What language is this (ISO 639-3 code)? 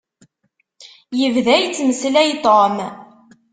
kab